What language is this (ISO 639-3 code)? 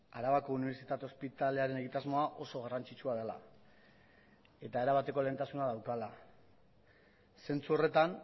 eus